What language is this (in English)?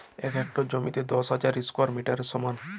Bangla